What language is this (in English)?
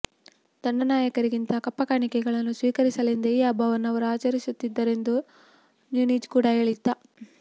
Kannada